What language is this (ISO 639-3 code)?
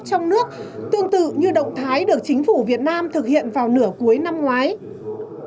vie